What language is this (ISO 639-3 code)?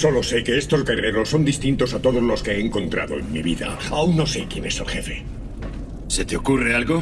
spa